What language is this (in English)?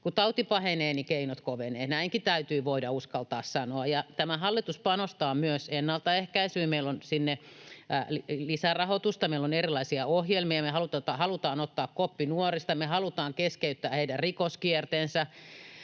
Finnish